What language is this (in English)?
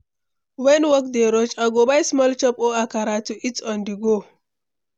Nigerian Pidgin